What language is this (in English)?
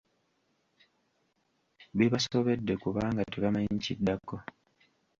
Ganda